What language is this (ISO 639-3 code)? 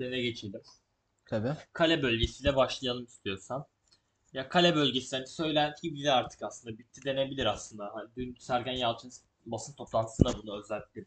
tur